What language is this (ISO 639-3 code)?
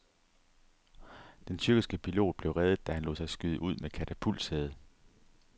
dan